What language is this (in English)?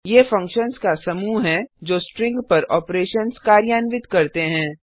Hindi